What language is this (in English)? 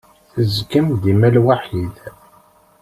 Kabyle